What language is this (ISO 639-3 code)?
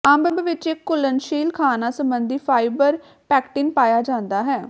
pan